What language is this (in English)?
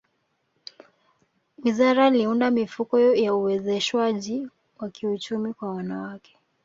Swahili